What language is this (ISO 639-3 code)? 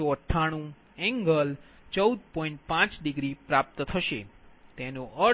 guj